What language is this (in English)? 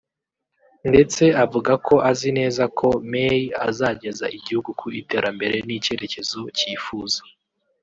Kinyarwanda